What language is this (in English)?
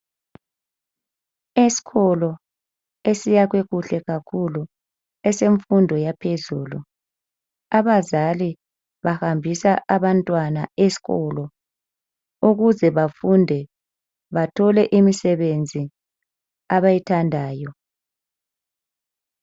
North Ndebele